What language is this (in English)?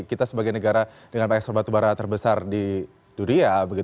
Indonesian